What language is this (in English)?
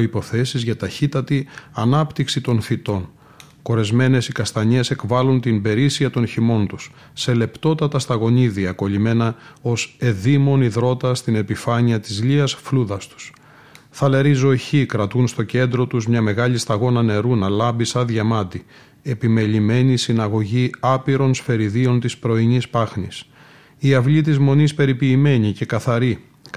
Greek